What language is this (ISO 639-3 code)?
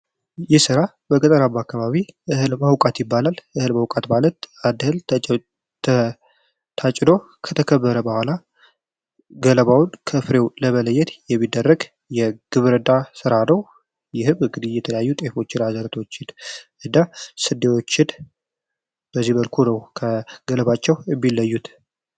amh